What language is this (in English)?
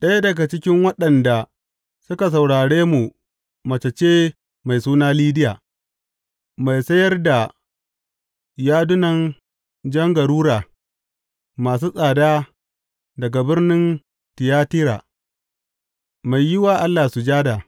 Hausa